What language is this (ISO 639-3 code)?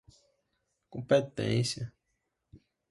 por